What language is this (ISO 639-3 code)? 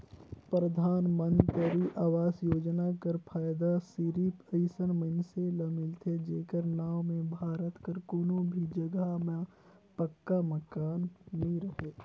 hne